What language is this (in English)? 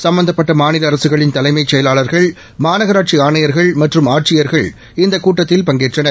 Tamil